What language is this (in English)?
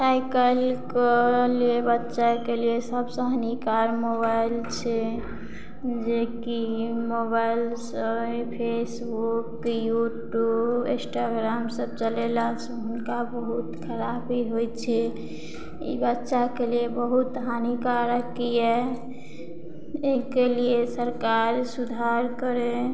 Maithili